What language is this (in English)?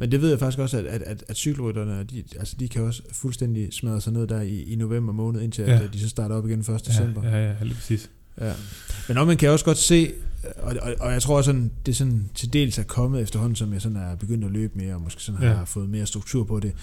Danish